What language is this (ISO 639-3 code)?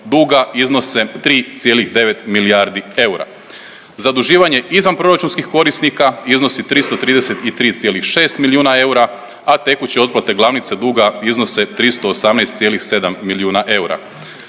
hrv